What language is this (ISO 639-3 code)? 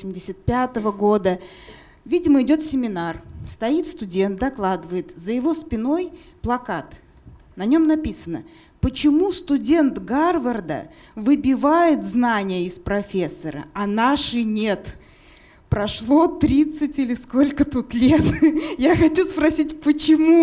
rus